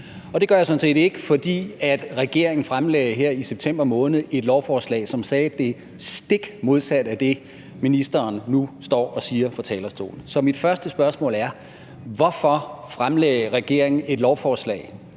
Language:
Danish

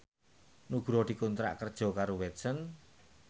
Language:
Javanese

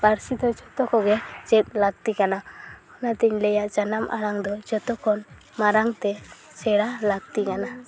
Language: Santali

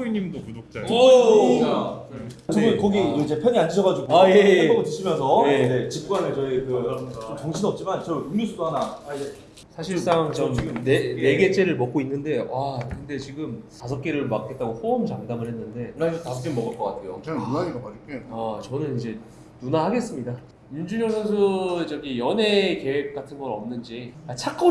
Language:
Korean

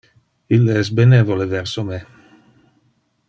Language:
Interlingua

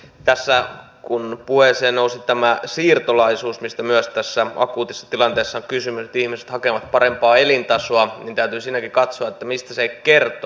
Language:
Finnish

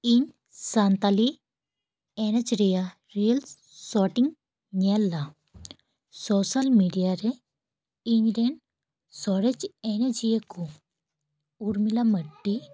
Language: Santali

